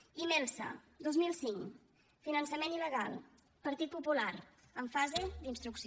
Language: Catalan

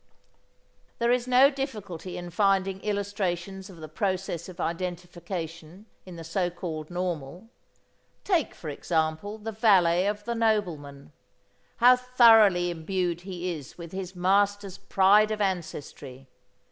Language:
English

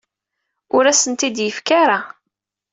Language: Kabyle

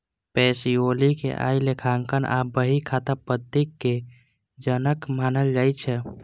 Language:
Maithili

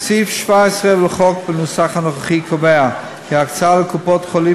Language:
Hebrew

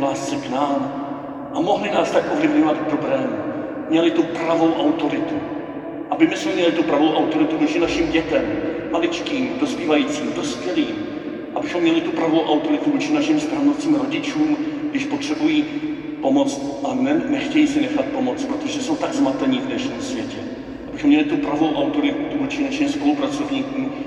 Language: Czech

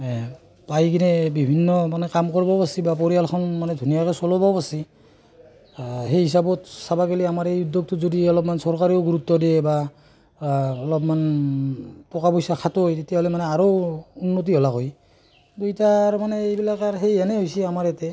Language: Assamese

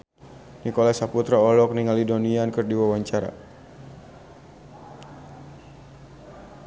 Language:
Sundanese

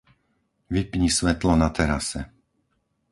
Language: Slovak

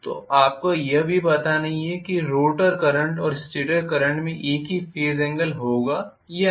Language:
Hindi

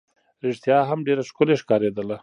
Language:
Pashto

